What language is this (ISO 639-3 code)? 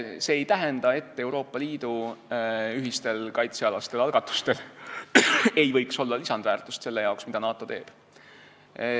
est